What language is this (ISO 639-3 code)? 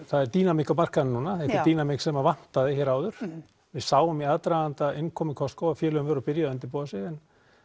isl